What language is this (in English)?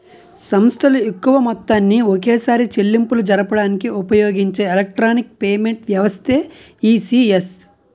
Telugu